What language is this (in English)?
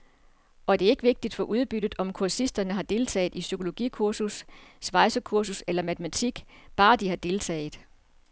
Danish